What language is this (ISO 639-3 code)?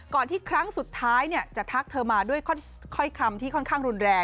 tha